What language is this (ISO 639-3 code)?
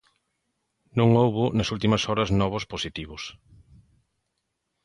glg